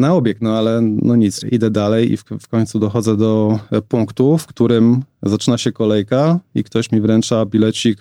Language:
Polish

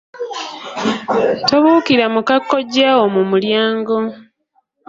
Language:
Ganda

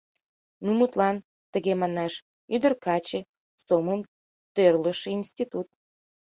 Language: Mari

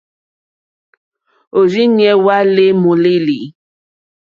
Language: Mokpwe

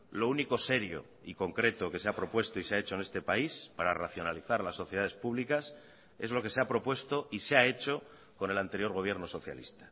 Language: Spanish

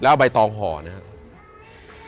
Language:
Thai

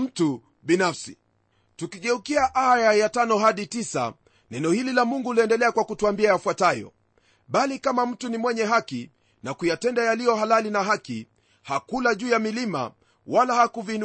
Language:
Swahili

